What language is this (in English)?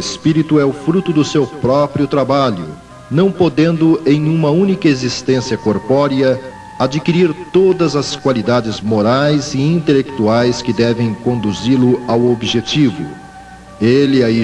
Portuguese